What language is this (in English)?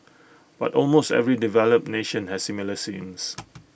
English